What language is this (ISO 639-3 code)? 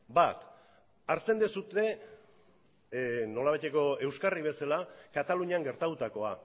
eus